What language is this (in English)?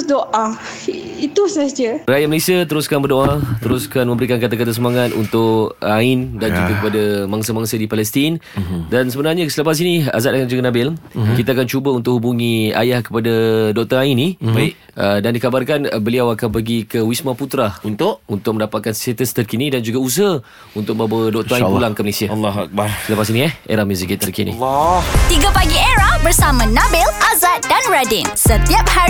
Malay